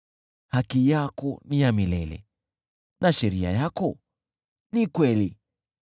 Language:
Swahili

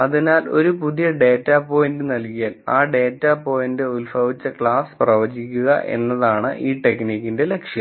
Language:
Malayalam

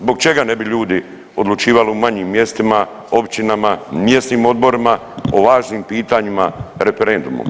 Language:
Croatian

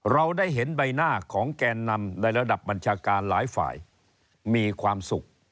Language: Thai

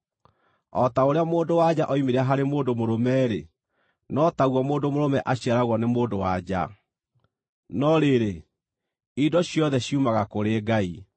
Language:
Kikuyu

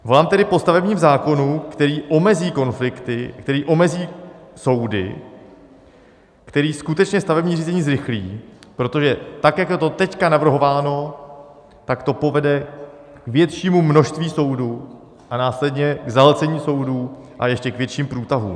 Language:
Czech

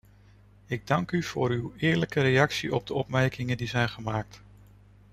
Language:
Dutch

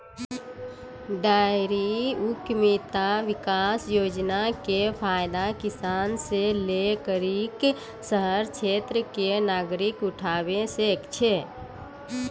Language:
Maithili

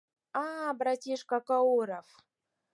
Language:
Mari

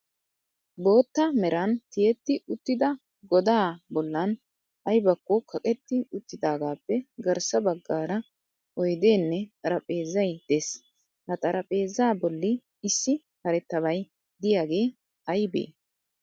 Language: Wolaytta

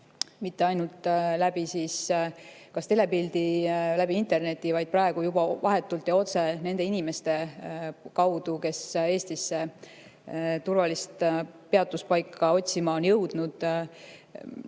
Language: Estonian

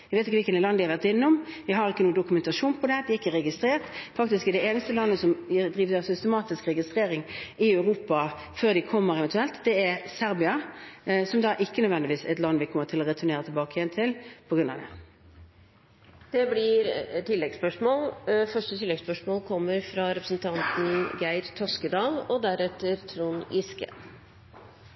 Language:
Norwegian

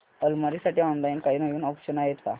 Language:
Marathi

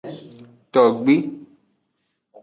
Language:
Aja (Benin)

